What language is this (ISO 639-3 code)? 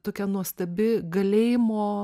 lit